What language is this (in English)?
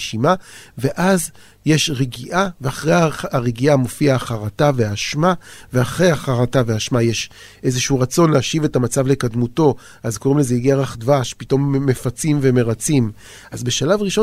Hebrew